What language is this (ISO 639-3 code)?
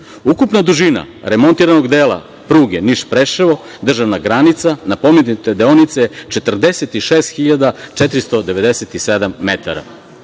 srp